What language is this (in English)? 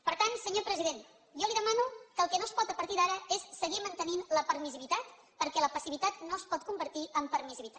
Catalan